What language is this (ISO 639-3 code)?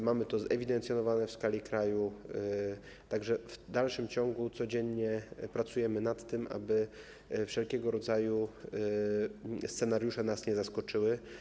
pol